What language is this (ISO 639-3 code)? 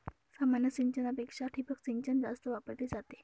mar